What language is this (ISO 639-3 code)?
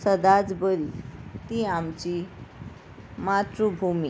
kok